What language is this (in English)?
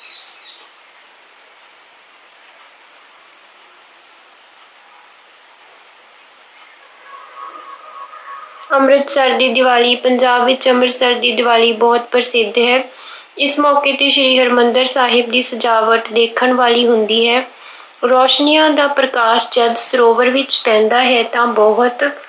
Punjabi